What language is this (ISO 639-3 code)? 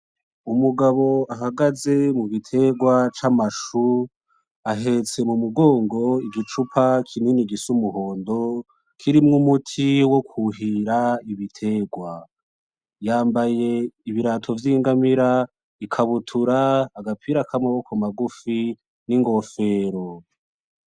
run